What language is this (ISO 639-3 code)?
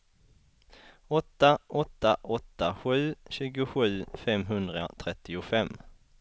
swe